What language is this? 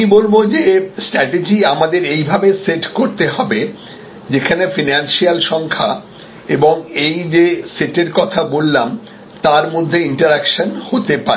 Bangla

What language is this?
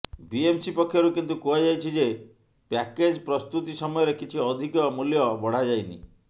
Odia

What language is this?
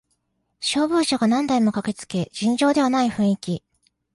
Japanese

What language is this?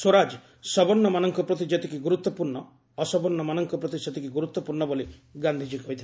Odia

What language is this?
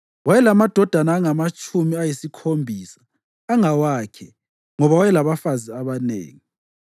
North Ndebele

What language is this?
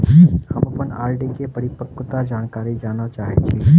Maithili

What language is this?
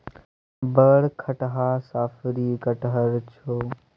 Maithili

